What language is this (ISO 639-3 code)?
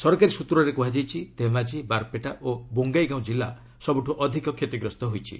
ori